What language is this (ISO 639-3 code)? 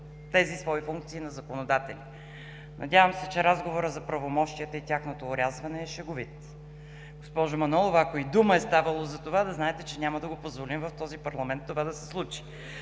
bul